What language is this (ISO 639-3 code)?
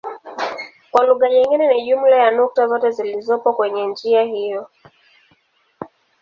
swa